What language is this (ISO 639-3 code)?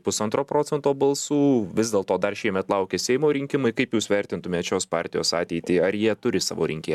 lit